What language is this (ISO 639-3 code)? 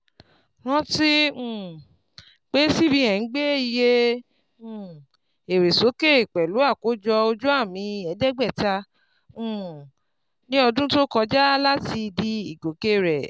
yor